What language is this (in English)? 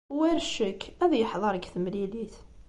Kabyle